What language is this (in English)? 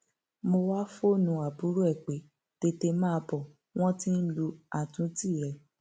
Yoruba